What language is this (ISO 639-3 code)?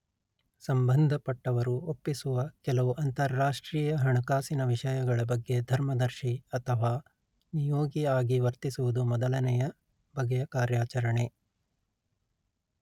kan